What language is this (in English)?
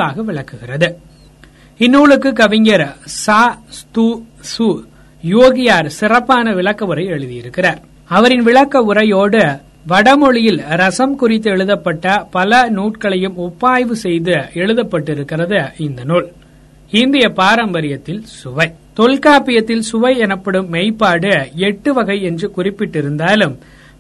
Tamil